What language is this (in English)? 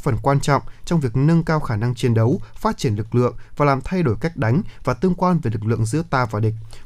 Vietnamese